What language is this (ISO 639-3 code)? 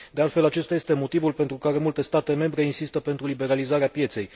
ron